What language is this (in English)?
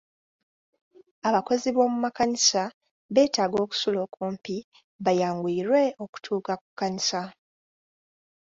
Ganda